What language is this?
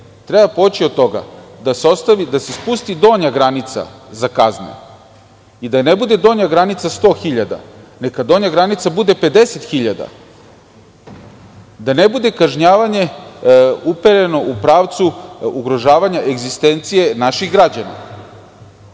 Serbian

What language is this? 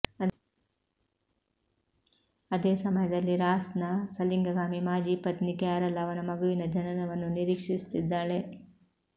Kannada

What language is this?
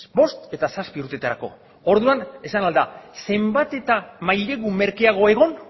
Basque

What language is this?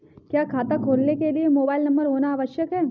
Hindi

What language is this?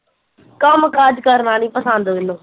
Punjabi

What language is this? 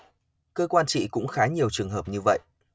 Vietnamese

